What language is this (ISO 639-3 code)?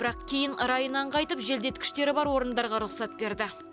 kaz